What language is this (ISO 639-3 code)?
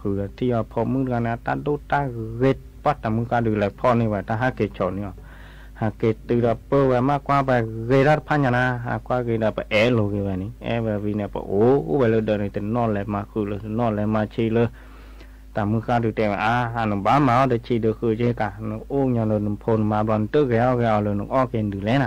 tha